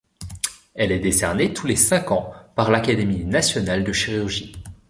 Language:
French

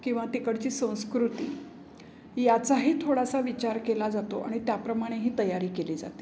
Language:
Marathi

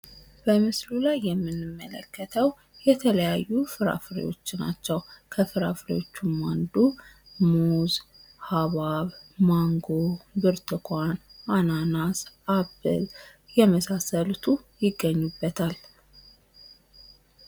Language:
Amharic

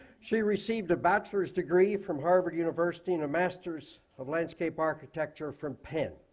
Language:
English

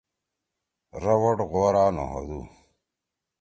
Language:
Torwali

